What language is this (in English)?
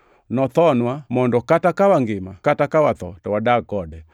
Luo (Kenya and Tanzania)